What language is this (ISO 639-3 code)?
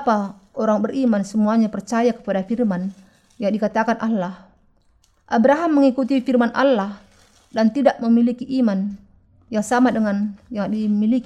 ind